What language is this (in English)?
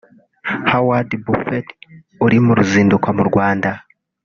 Kinyarwanda